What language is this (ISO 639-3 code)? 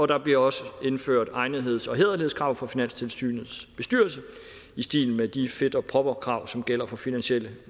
dan